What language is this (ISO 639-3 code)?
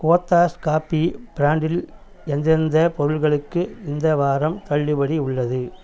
tam